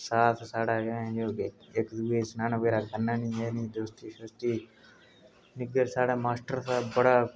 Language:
Dogri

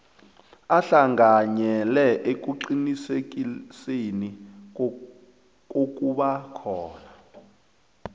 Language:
South Ndebele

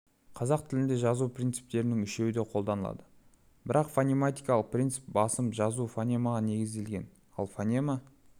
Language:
Kazakh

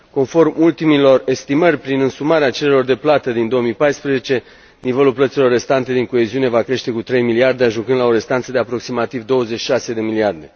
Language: Romanian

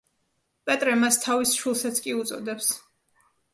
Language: Georgian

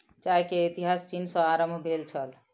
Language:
Maithili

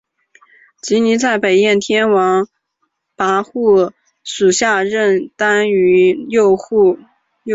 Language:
Chinese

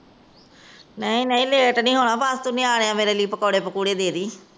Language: Punjabi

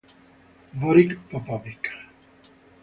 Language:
Italian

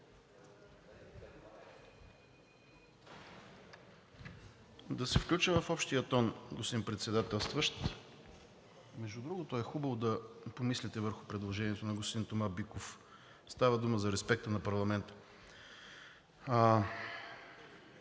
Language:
Bulgarian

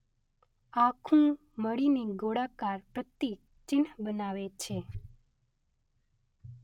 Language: Gujarati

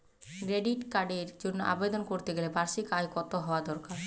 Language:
Bangla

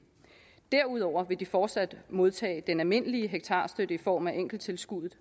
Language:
Danish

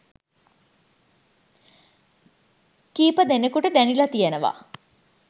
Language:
Sinhala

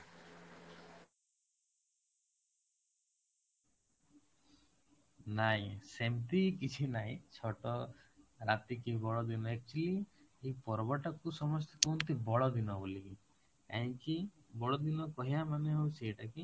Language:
Odia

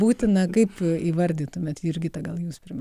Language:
Lithuanian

